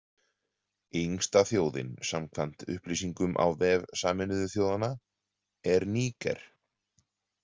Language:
Icelandic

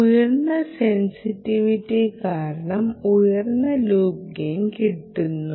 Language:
Malayalam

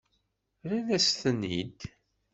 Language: Kabyle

